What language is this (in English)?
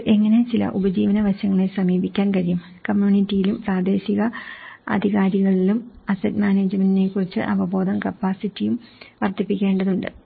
Malayalam